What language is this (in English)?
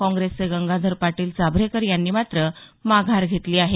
Marathi